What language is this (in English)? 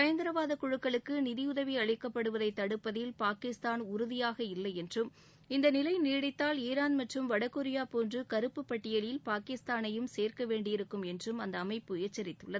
Tamil